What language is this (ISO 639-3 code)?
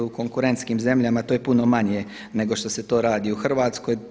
hrv